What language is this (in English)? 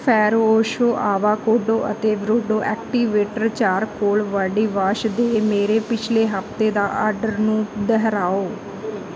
Punjabi